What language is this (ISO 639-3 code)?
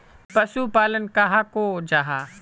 mag